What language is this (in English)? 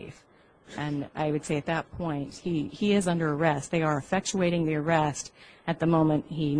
English